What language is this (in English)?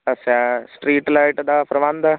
Punjabi